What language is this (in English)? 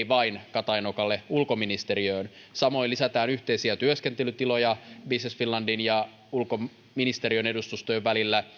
Finnish